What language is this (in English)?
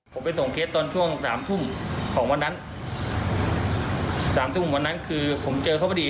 Thai